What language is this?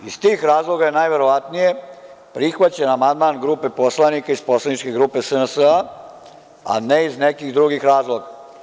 Serbian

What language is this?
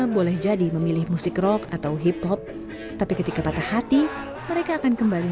Indonesian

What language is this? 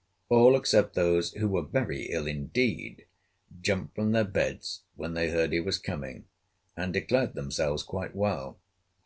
English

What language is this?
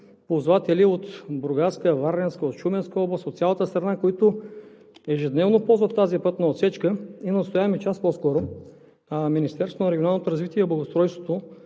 Bulgarian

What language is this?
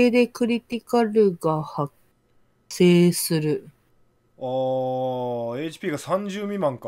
Japanese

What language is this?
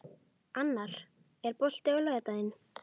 Icelandic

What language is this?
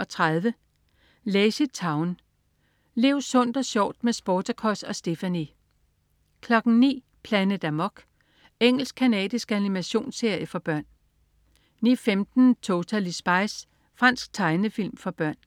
Danish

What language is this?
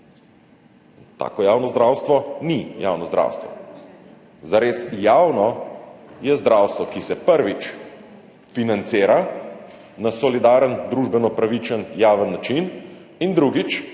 Slovenian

